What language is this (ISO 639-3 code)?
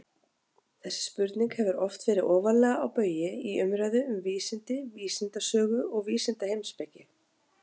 isl